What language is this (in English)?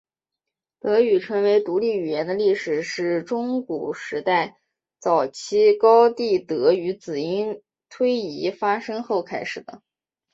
Chinese